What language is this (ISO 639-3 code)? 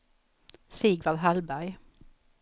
swe